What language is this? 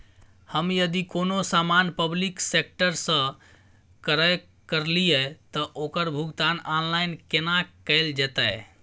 Maithili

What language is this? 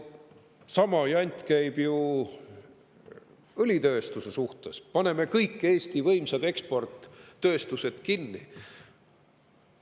Estonian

